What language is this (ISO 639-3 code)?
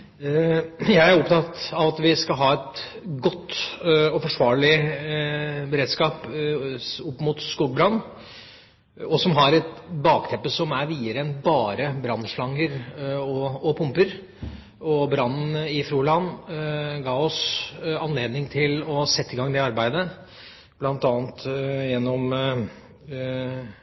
nob